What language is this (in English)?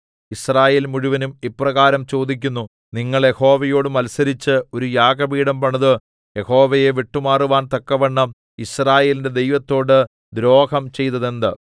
Malayalam